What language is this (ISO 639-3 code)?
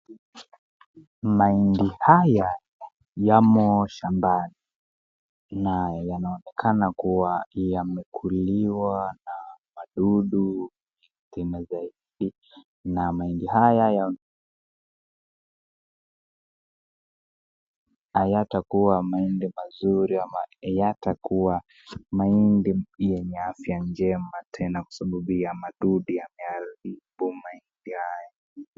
swa